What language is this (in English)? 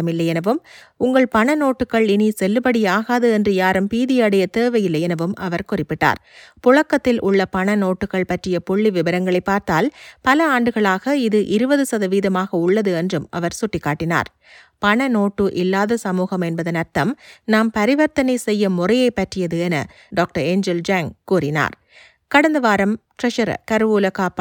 Tamil